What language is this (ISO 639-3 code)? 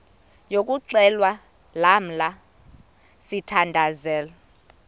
xho